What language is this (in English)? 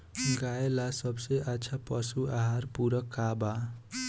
Bhojpuri